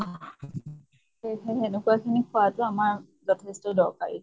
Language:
Assamese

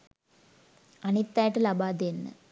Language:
Sinhala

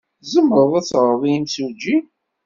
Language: Kabyle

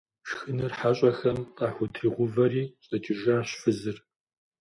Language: Kabardian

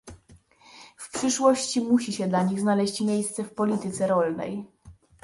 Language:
Polish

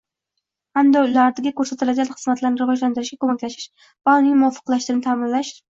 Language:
Uzbek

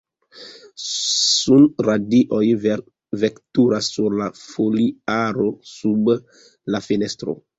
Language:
Esperanto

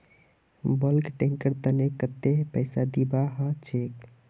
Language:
Magahi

